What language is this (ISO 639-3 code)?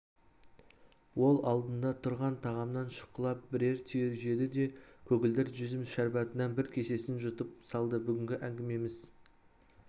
kaz